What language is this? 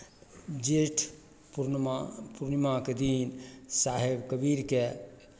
Maithili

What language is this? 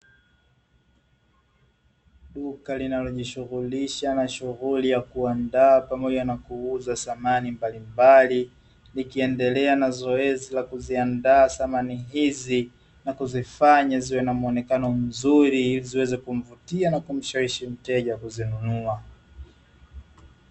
Swahili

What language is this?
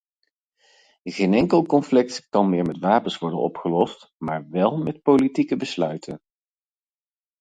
Dutch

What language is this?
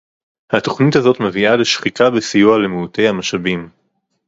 Hebrew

